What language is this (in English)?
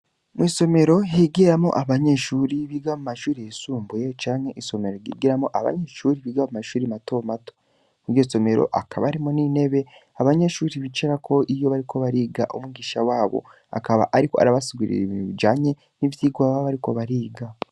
Rundi